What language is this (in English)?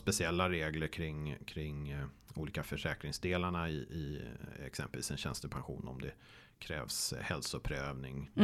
Swedish